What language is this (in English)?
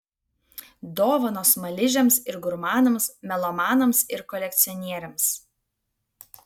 Lithuanian